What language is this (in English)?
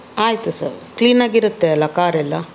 Kannada